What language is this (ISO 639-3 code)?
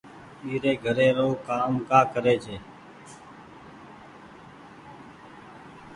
gig